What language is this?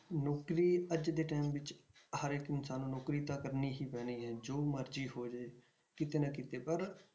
Punjabi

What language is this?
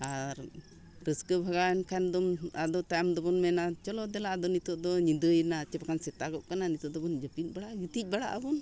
Santali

